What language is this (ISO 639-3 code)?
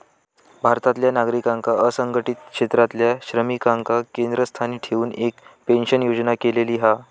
mar